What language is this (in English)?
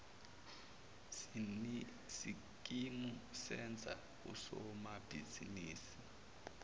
Zulu